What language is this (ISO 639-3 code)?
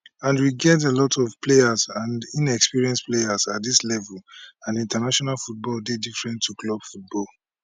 pcm